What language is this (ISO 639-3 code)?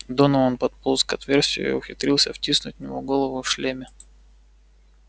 rus